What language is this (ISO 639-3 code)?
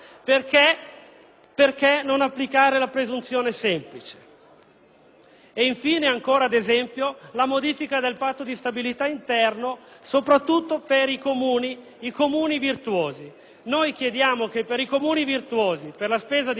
ita